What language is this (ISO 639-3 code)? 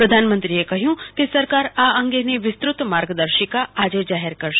guj